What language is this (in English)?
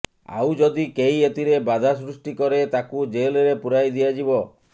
Odia